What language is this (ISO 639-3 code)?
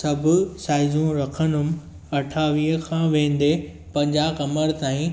snd